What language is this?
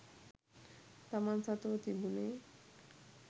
Sinhala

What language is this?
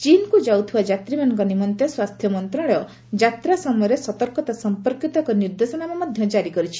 Odia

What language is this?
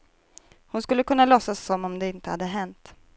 Swedish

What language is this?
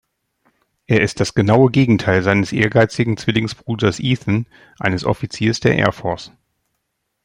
German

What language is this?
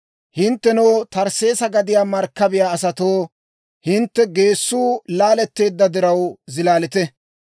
Dawro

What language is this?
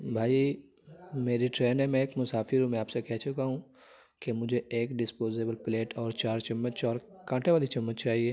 Urdu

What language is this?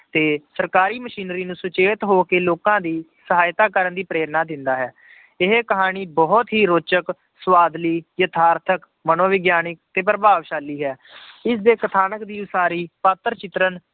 Punjabi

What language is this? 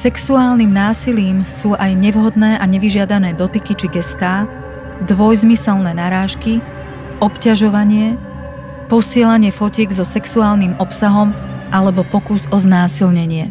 Slovak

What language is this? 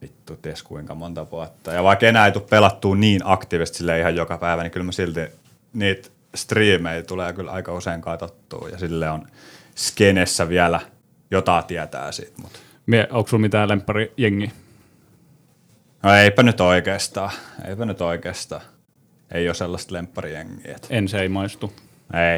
Finnish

